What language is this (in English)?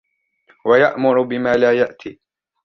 Arabic